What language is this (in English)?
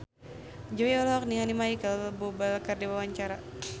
Sundanese